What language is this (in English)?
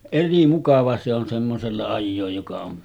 Finnish